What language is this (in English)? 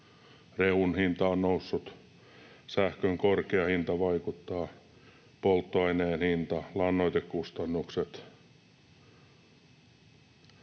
Finnish